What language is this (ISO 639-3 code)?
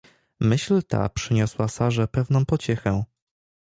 pol